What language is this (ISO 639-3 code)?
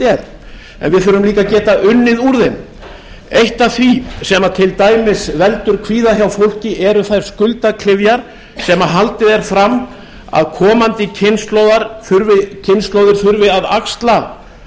isl